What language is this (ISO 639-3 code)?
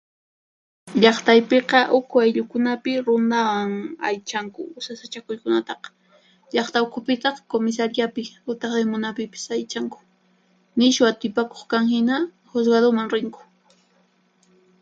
qxp